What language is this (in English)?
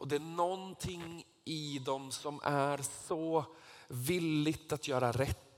Swedish